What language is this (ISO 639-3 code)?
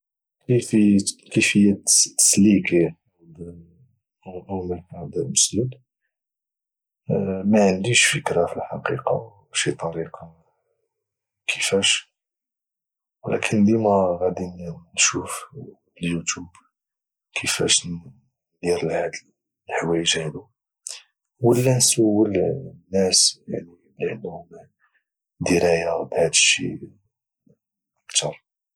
ary